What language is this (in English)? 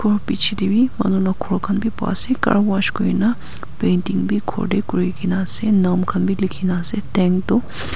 Naga Pidgin